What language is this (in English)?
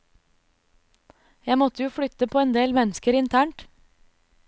Norwegian